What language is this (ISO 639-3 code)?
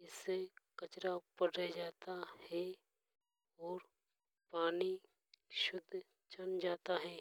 hoj